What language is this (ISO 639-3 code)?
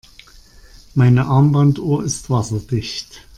deu